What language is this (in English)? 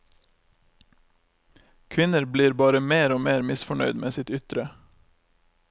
Norwegian